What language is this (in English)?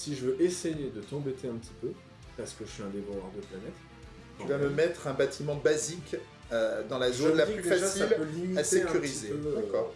French